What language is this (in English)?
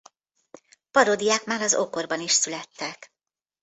Hungarian